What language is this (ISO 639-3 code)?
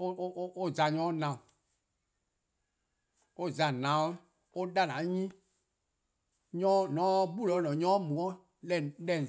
kqo